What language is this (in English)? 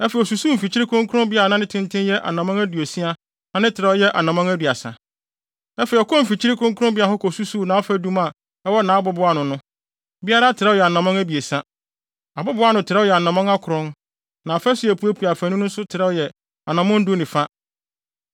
Akan